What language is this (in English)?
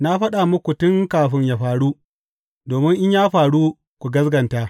Hausa